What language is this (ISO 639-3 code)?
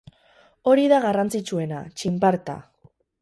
eus